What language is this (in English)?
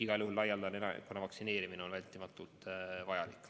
Estonian